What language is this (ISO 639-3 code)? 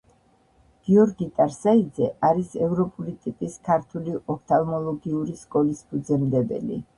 kat